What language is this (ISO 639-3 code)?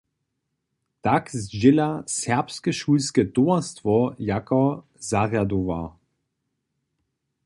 hsb